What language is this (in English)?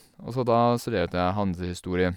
Norwegian